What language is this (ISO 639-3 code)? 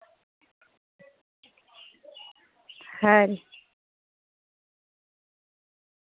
doi